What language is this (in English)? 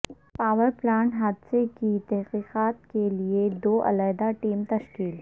Urdu